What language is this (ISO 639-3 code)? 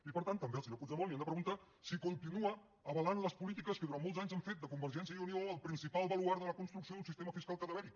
cat